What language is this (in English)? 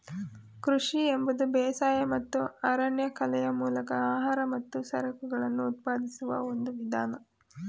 Kannada